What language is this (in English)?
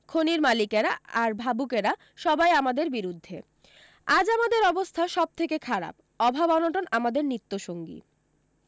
Bangla